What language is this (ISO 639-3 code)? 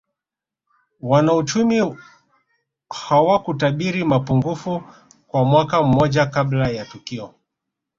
swa